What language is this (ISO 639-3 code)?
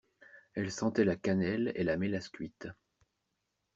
fra